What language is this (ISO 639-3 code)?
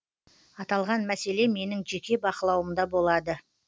kaz